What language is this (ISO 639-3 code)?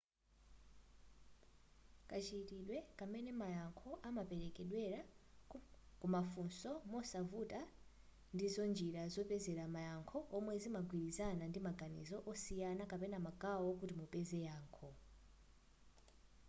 nya